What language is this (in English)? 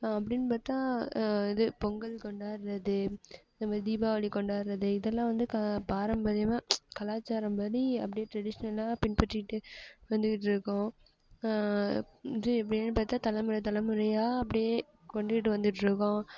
Tamil